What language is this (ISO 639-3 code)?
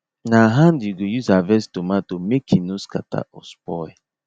pcm